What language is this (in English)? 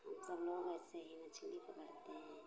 Hindi